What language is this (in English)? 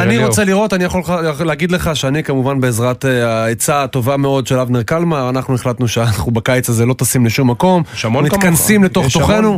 Hebrew